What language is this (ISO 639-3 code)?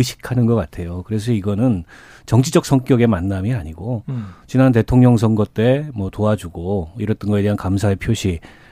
kor